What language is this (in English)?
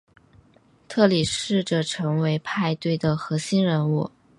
Chinese